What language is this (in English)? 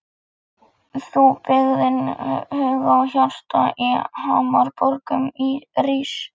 Icelandic